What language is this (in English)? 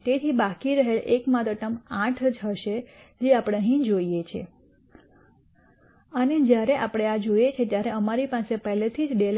Gujarati